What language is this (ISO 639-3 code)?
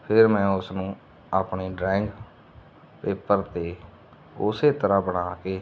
pan